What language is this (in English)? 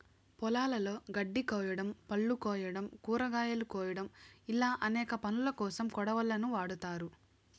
Telugu